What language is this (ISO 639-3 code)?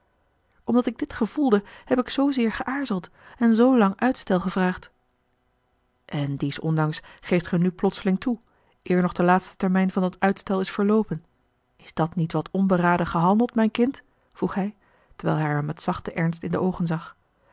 nld